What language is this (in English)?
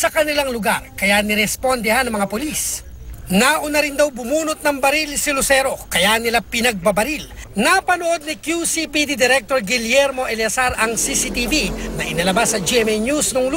Filipino